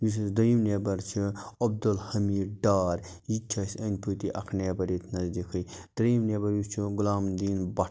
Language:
Kashmiri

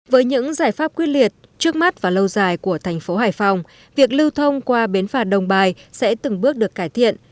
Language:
Vietnamese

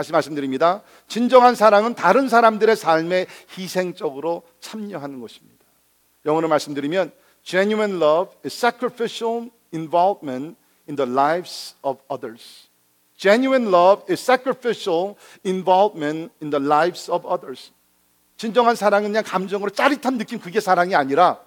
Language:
Korean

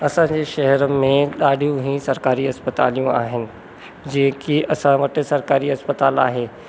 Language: Sindhi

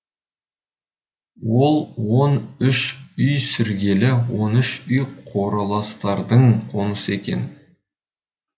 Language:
Kazakh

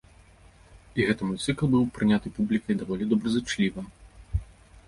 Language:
Belarusian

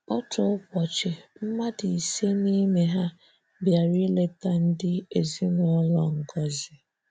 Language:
Igbo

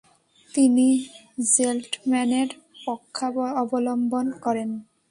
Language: Bangla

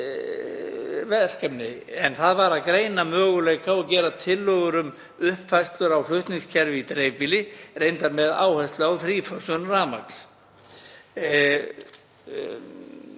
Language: Icelandic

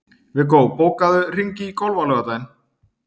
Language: Icelandic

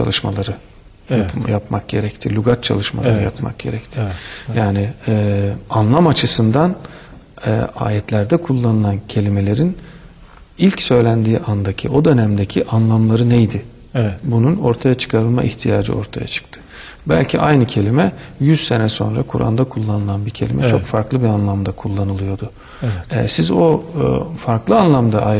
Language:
Turkish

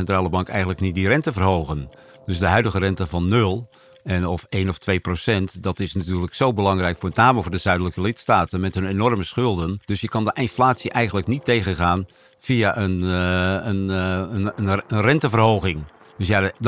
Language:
Dutch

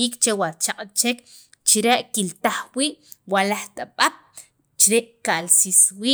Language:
Sacapulteco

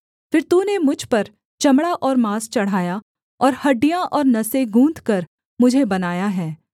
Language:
Hindi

